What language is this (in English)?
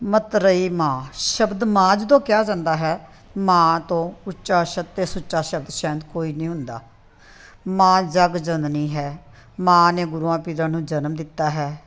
Punjabi